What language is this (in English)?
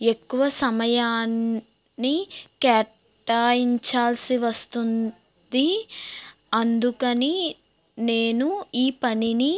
Telugu